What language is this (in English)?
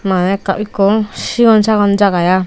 Chakma